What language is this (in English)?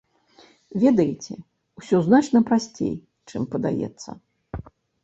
Belarusian